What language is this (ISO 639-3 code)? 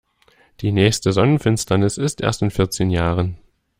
deu